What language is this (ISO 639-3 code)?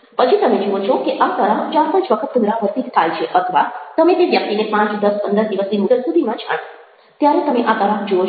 guj